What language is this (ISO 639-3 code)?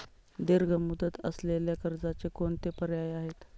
mar